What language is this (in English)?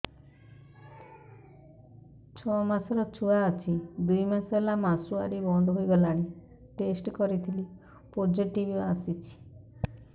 Odia